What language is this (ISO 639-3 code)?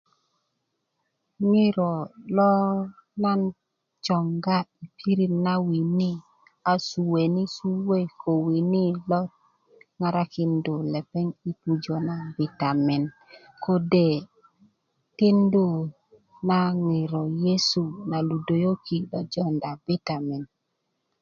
ukv